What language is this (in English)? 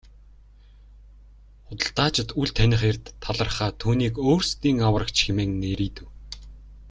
Mongolian